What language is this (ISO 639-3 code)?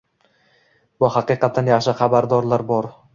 uzb